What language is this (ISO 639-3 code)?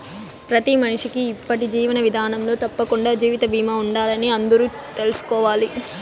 tel